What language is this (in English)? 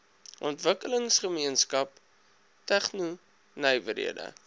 Afrikaans